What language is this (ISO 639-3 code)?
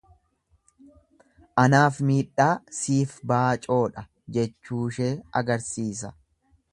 orm